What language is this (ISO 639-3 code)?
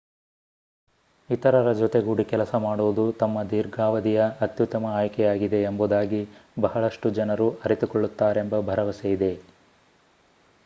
kan